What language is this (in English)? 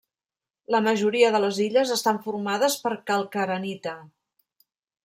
Catalan